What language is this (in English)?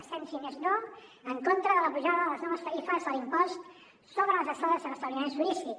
Catalan